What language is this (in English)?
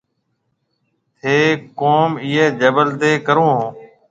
Marwari (Pakistan)